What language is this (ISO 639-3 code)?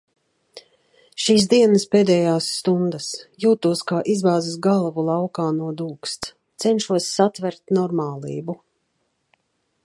lav